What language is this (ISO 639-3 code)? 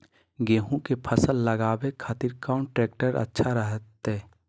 mag